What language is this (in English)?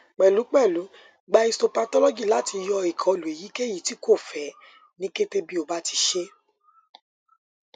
Yoruba